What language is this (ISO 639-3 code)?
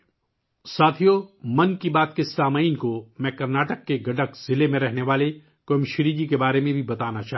urd